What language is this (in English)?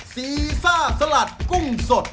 Thai